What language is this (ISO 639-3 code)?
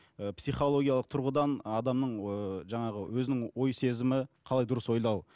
kaz